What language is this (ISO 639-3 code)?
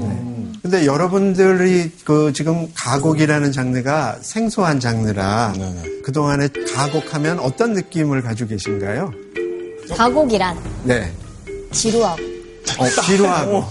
kor